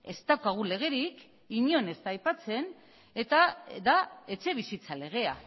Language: Basque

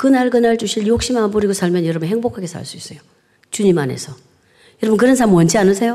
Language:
Korean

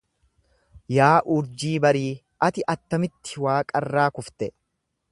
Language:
Oromo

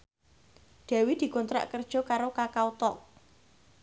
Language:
Javanese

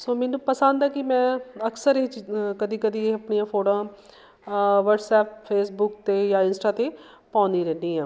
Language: Punjabi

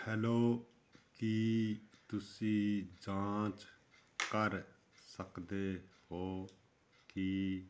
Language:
Punjabi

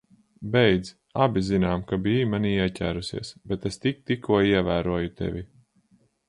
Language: Latvian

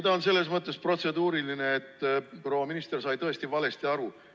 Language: Estonian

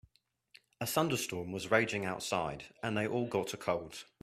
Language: English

